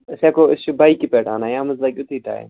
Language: Kashmiri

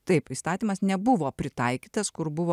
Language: Lithuanian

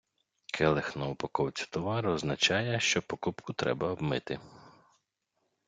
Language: Ukrainian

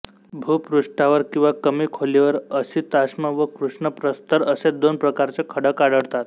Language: Marathi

